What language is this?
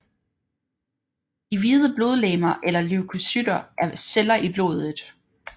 Danish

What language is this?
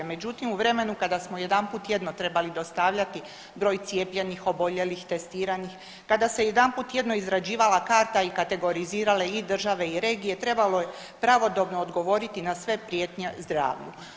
Croatian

